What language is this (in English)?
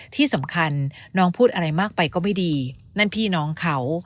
Thai